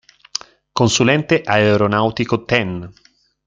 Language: Italian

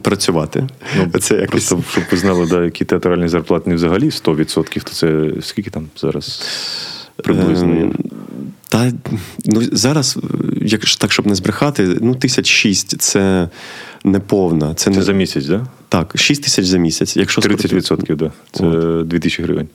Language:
Ukrainian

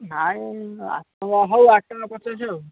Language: Odia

